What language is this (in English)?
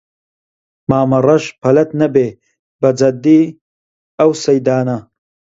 Central Kurdish